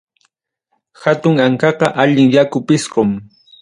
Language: Ayacucho Quechua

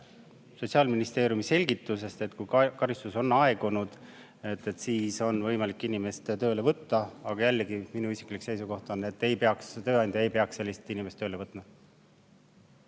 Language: Estonian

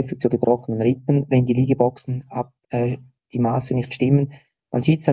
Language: German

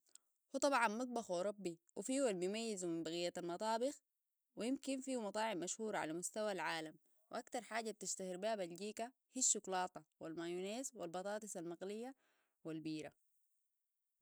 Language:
Sudanese Arabic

